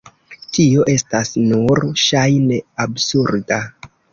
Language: Esperanto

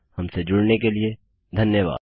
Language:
Hindi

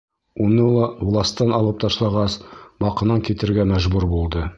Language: Bashkir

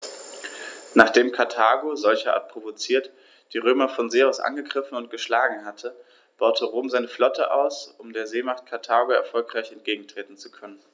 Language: German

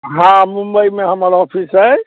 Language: Maithili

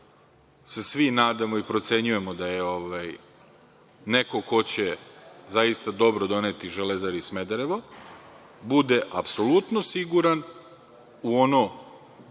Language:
Serbian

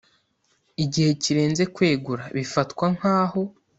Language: Kinyarwanda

